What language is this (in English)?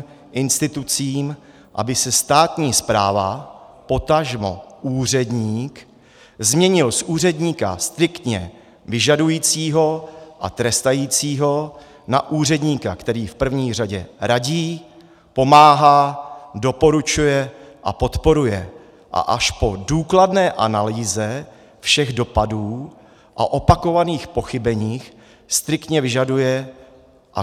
Czech